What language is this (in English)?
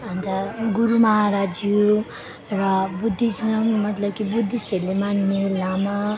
Nepali